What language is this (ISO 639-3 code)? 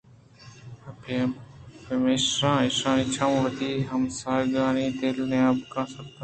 bgp